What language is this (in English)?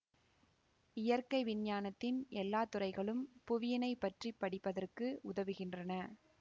Tamil